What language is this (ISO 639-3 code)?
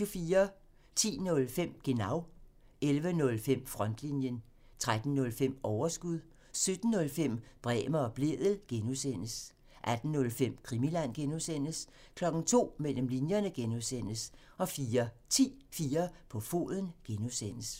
dan